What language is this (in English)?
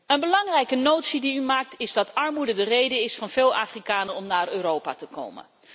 Dutch